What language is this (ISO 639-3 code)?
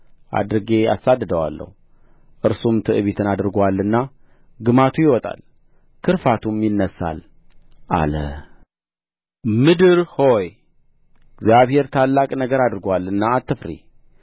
amh